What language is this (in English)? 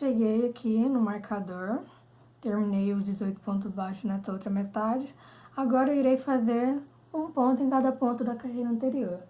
Portuguese